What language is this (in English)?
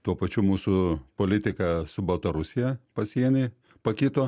Lithuanian